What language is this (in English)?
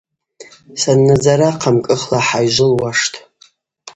Abaza